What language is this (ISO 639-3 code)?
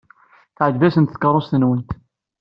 kab